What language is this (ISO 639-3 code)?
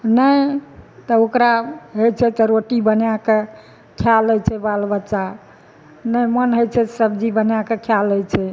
mai